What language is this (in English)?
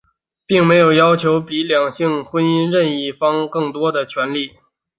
Chinese